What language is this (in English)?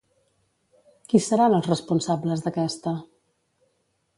Catalan